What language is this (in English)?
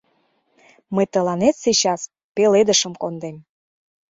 Mari